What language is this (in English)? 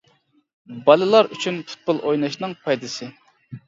Uyghur